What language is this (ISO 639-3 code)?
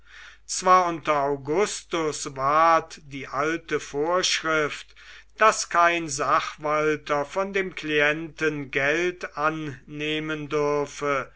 deu